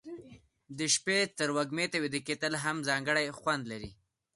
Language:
Pashto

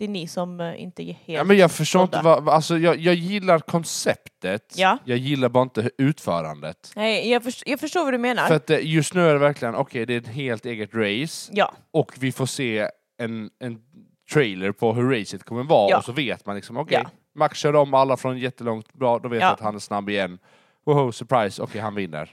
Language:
Swedish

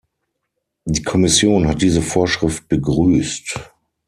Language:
German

